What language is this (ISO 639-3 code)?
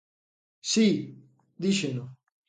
glg